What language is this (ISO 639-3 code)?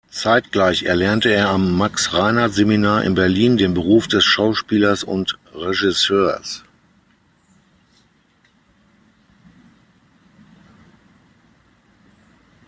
deu